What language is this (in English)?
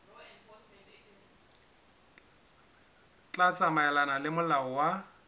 Southern Sotho